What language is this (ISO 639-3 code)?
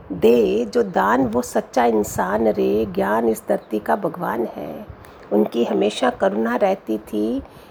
hin